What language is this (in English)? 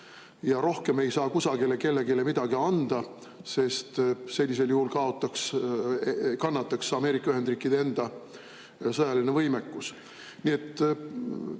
Estonian